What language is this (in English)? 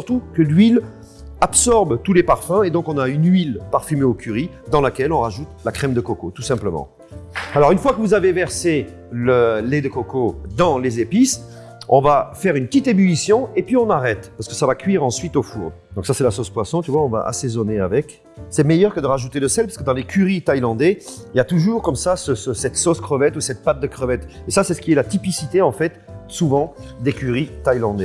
French